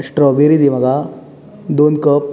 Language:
Konkani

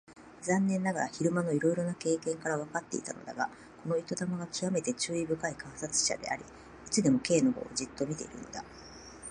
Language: Japanese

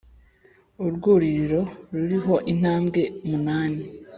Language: Kinyarwanda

